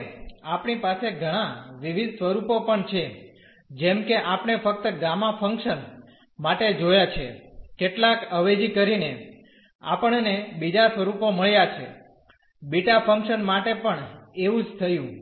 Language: Gujarati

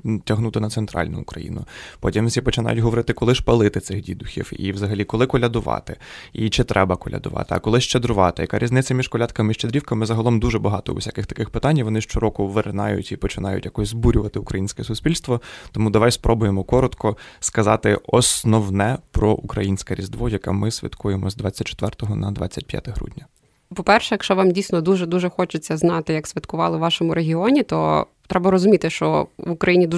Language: Ukrainian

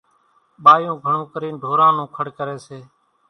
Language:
Kachi Koli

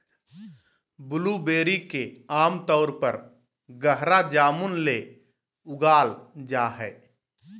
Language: Magahi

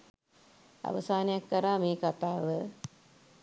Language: Sinhala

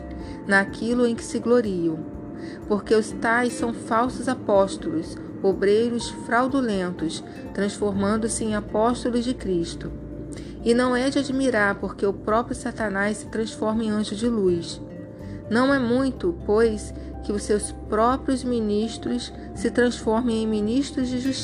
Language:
Portuguese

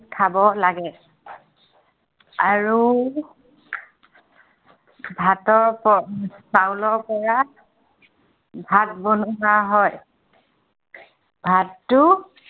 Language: Assamese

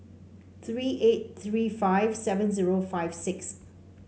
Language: English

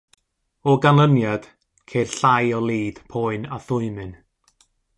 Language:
Welsh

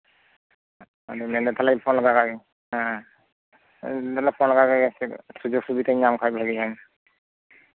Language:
Santali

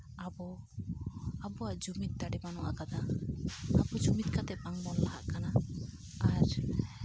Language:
Santali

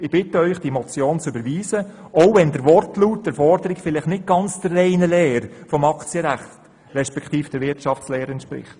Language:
Swiss German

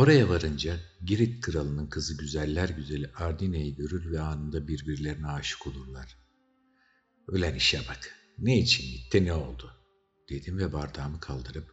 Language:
Turkish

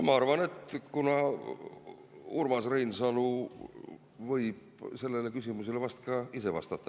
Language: Estonian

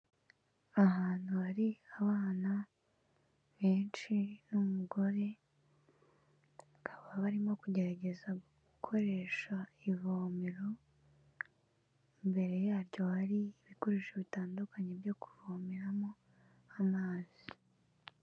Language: Kinyarwanda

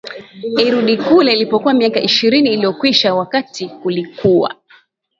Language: Swahili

